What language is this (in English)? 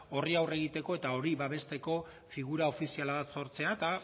Basque